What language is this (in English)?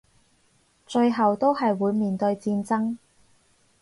Cantonese